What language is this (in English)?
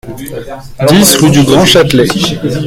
French